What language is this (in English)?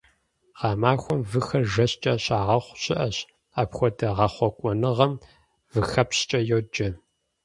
Kabardian